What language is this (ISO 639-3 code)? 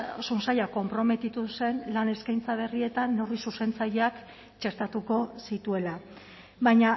eus